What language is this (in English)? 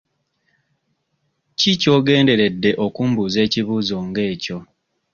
Ganda